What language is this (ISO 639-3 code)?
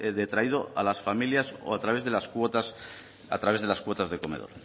spa